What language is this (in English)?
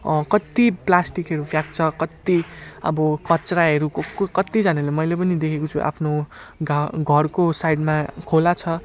Nepali